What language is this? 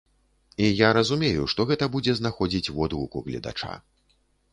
Belarusian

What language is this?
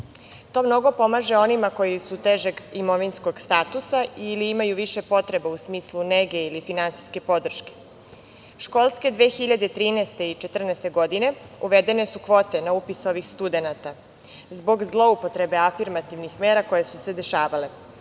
Serbian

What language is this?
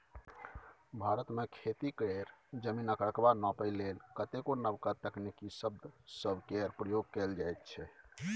Maithili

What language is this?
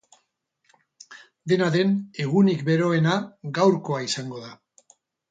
Basque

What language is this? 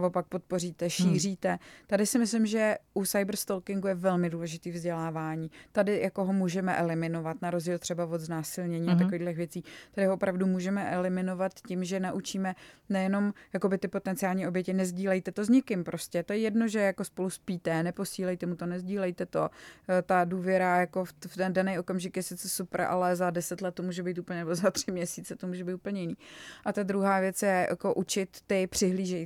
Czech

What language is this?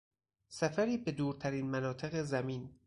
Persian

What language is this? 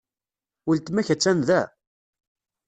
Kabyle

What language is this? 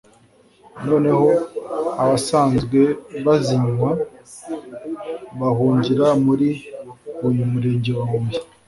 Kinyarwanda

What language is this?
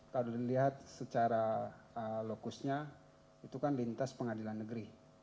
Indonesian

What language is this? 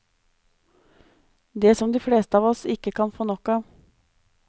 Norwegian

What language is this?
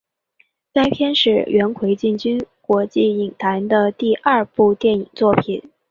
Chinese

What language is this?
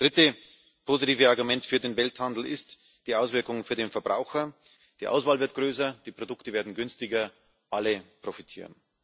German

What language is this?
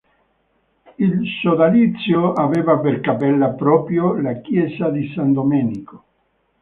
Italian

